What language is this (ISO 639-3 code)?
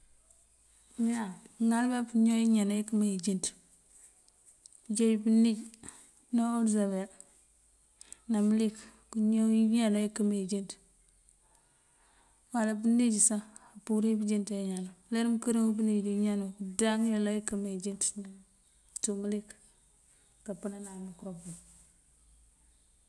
mfv